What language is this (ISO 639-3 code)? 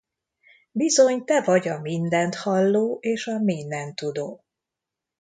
hun